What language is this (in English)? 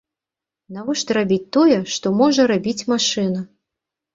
Belarusian